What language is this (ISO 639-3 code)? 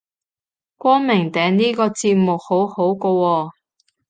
yue